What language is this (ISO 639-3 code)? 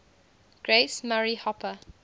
eng